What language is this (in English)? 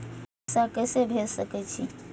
Maithili